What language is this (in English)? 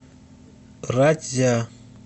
Russian